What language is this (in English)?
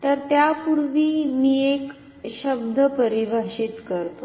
Marathi